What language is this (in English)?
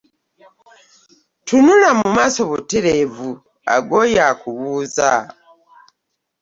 Ganda